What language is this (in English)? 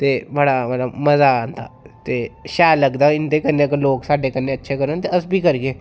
Dogri